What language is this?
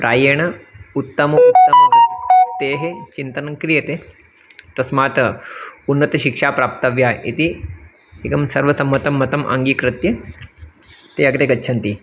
Sanskrit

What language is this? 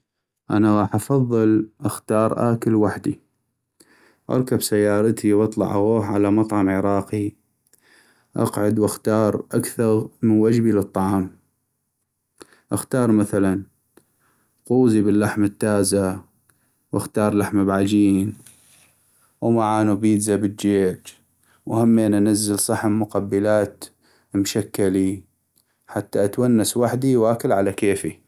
North Mesopotamian Arabic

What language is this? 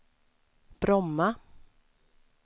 Swedish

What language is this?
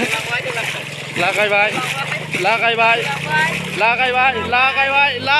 Thai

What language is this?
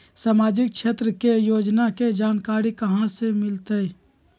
Magahi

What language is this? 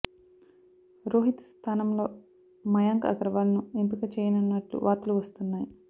Telugu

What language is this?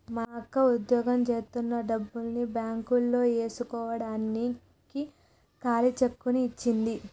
Telugu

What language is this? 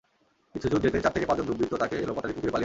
Bangla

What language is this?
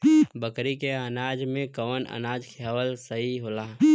Bhojpuri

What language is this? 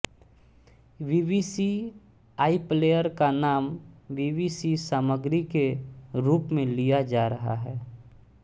Hindi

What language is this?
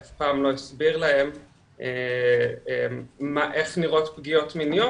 Hebrew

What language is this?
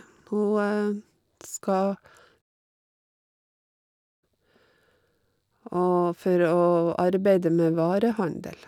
Norwegian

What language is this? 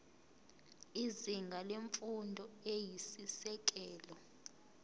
Zulu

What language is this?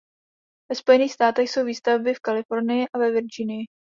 Czech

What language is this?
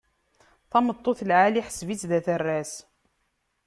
Kabyle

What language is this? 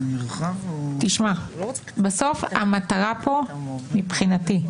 Hebrew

